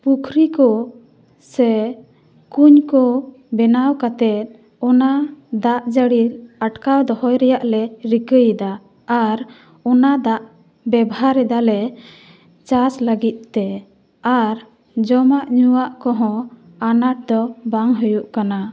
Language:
Santali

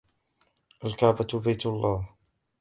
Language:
Arabic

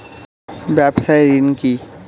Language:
Bangla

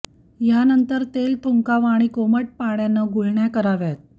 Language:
Marathi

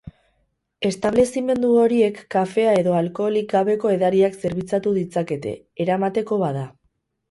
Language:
Basque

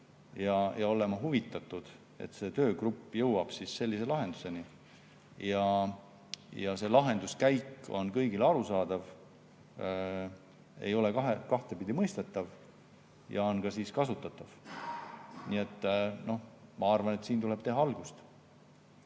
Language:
Estonian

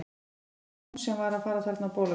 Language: Icelandic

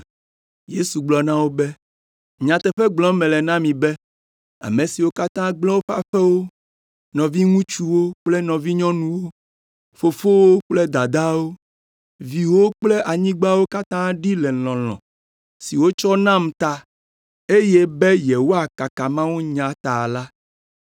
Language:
Ewe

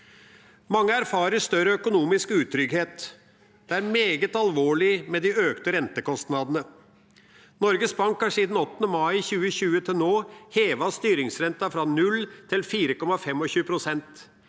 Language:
Norwegian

